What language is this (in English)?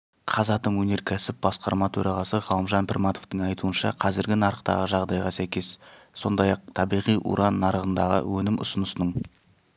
Kazakh